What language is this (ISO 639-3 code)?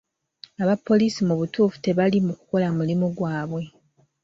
lug